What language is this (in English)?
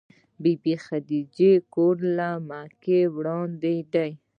Pashto